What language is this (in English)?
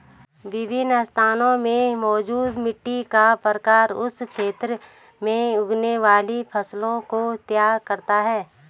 Hindi